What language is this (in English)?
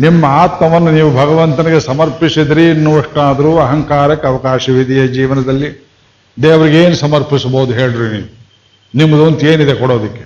Kannada